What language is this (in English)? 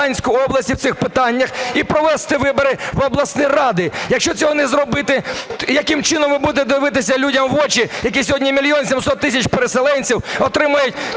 Ukrainian